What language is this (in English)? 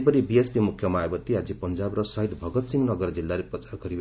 Odia